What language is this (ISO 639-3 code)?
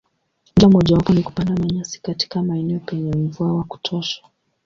swa